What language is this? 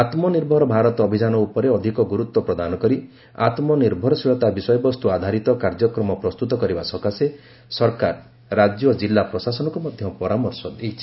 Odia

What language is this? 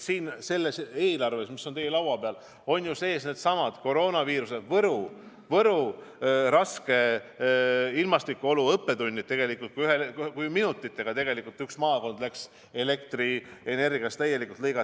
Estonian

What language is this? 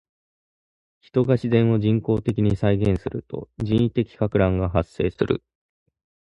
Japanese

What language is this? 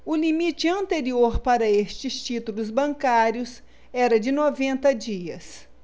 Portuguese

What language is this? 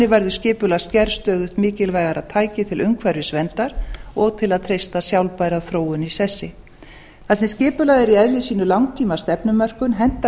Icelandic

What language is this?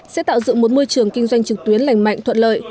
Vietnamese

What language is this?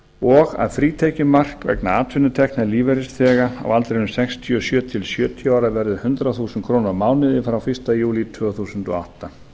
Icelandic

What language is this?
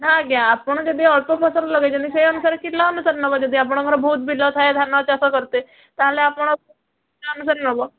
Odia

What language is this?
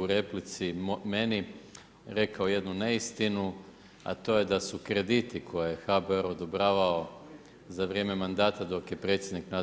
Croatian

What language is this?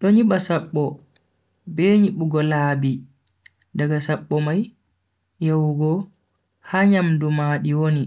Bagirmi Fulfulde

